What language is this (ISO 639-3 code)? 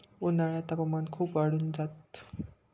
mar